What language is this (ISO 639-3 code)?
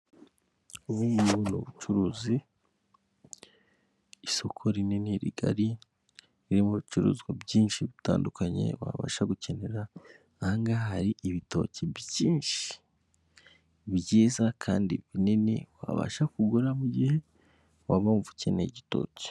kin